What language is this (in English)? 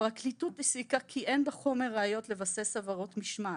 Hebrew